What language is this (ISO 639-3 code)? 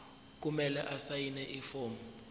zul